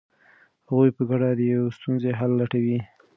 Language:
Pashto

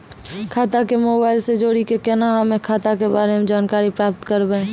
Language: Maithili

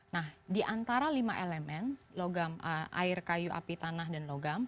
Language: Indonesian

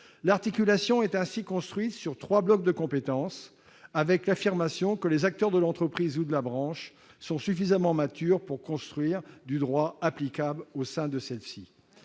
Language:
French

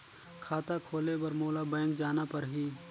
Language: Chhattisgarhi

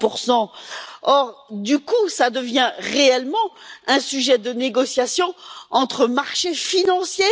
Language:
French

